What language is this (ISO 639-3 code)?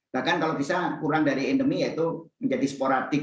ind